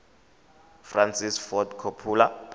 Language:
Tswana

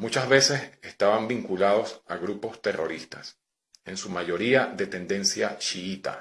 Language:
Spanish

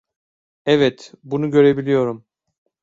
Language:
Turkish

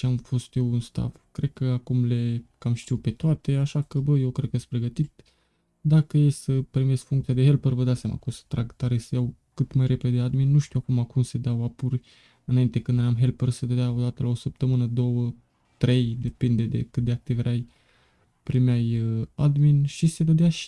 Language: Romanian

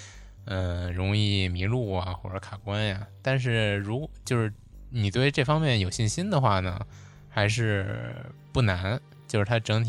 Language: Chinese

